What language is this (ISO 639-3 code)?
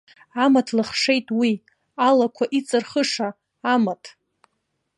abk